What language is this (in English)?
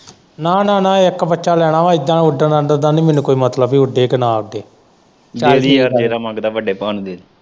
Punjabi